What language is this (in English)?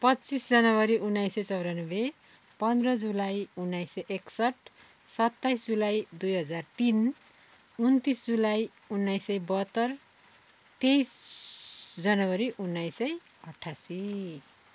Nepali